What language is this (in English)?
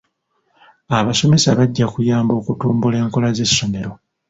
Ganda